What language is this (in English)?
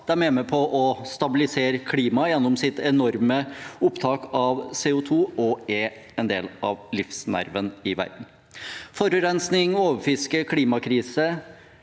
Norwegian